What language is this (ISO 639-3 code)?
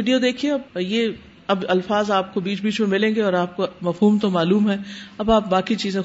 urd